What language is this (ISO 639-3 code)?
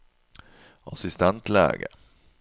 nor